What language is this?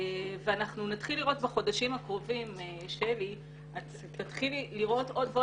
Hebrew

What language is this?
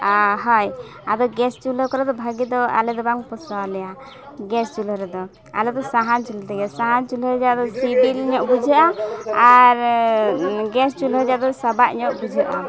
Santali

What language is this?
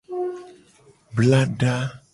Gen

